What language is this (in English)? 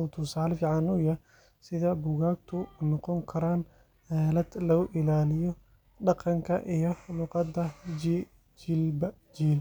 Somali